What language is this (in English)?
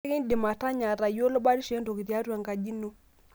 Masai